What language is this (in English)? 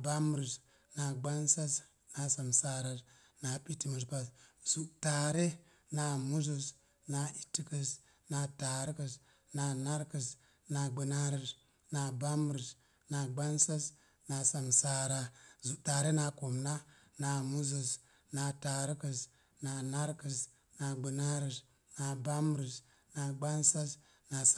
Mom Jango